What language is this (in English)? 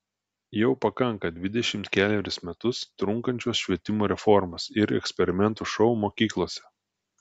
Lithuanian